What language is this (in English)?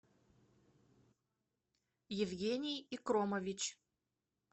Russian